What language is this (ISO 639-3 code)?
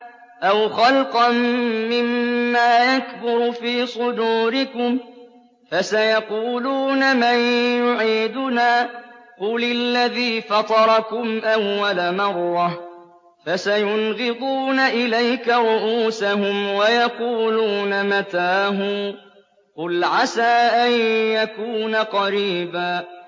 ara